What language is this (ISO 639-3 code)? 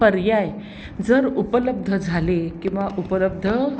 mar